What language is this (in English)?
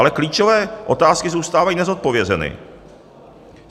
Czech